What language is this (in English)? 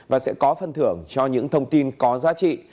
Vietnamese